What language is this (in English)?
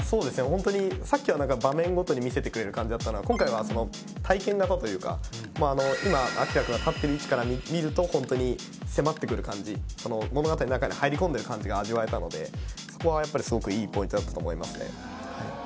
Japanese